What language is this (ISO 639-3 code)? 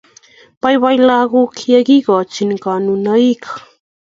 kln